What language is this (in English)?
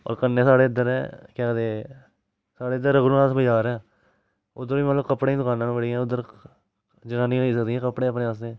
Dogri